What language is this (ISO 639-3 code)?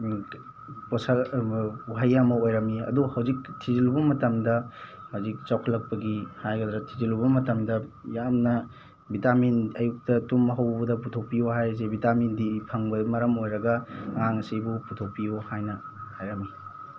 mni